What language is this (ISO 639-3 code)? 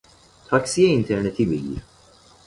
fas